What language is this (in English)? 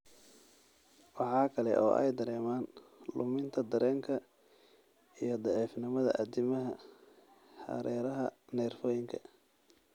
Somali